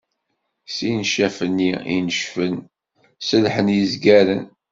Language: Kabyle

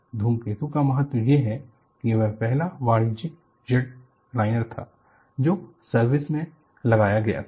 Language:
Hindi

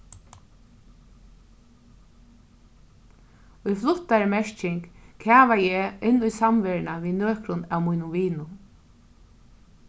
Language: Faroese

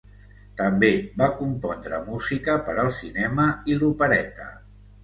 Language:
Catalan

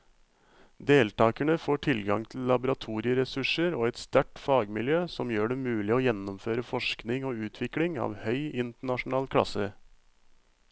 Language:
Norwegian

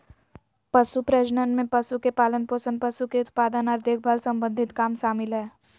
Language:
Magahi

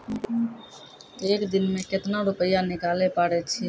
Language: Maithili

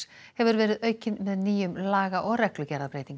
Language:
Icelandic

